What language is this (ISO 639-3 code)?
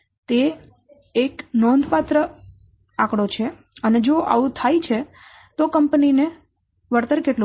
guj